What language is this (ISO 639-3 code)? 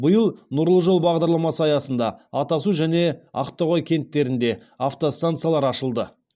kaz